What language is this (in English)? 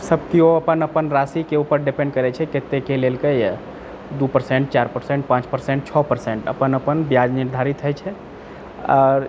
Maithili